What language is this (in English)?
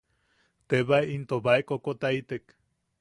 Yaqui